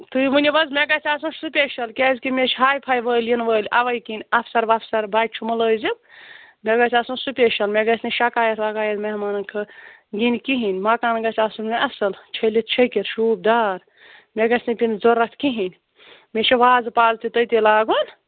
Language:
Kashmiri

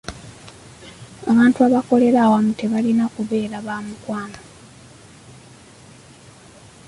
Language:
Ganda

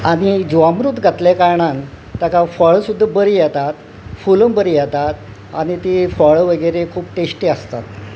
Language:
Konkani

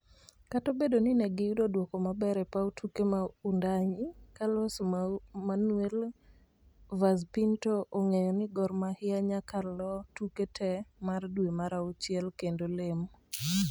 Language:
Luo (Kenya and Tanzania)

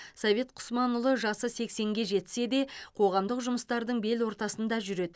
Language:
Kazakh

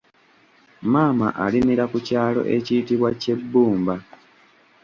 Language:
Ganda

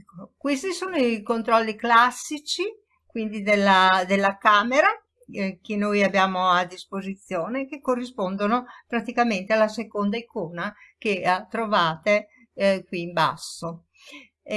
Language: Italian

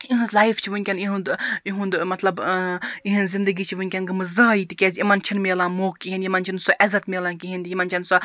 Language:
Kashmiri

